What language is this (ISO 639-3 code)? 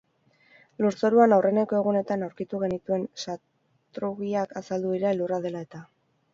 eus